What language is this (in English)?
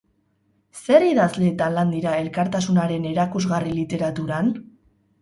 Basque